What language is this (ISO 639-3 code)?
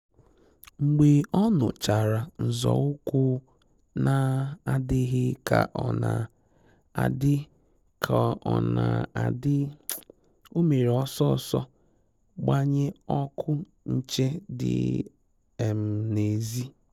ibo